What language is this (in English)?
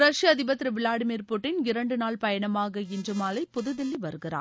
Tamil